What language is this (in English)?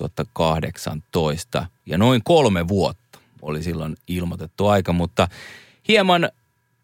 Finnish